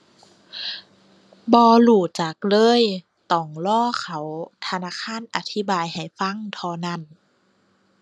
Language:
Thai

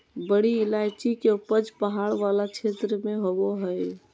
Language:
Magahi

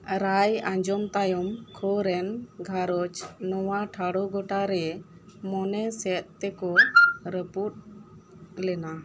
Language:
Santali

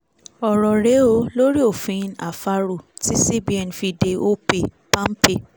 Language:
Yoruba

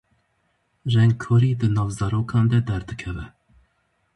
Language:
Kurdish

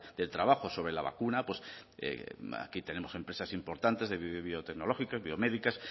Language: Spanish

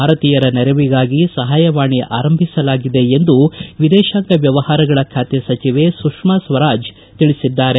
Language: Kannada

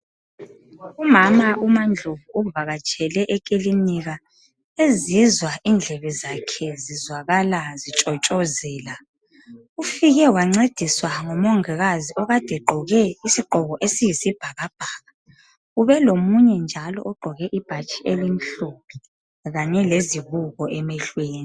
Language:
North Ndebele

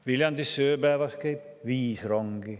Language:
Estonian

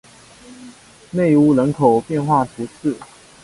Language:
Chinese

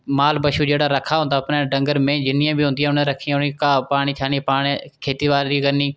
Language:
Dogri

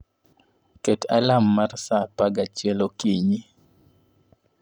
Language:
Luo (Kenya and Tanzania)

